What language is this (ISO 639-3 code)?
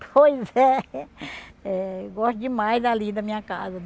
por